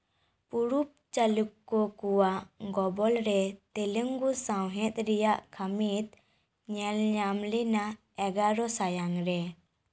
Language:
Santali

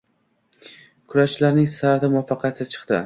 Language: Uzbek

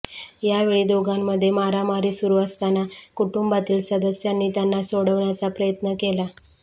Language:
Marathi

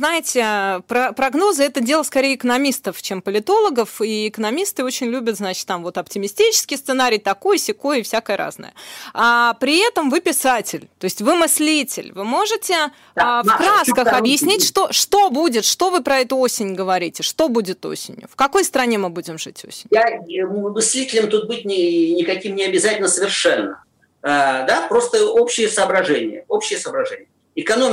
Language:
Russian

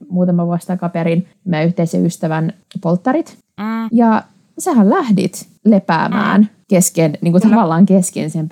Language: Finnish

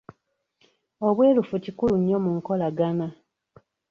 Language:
Ganda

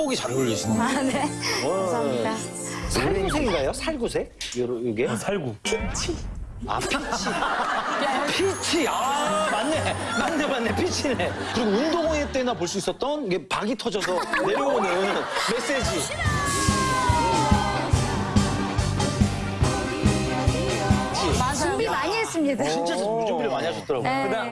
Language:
Korean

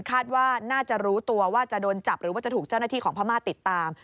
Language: Thai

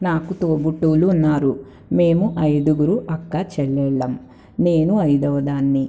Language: Telugu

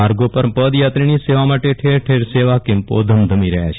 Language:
Gujarati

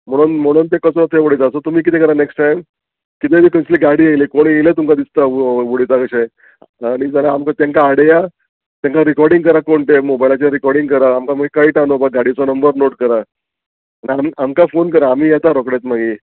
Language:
Konkani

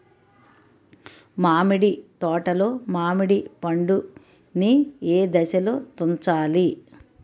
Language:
Telugu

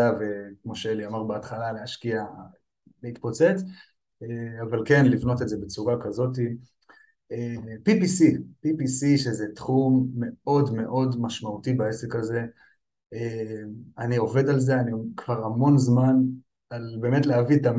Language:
Hebrew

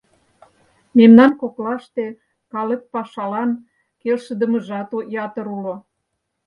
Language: Mari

